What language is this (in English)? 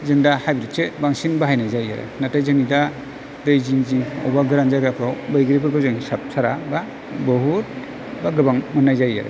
Bodo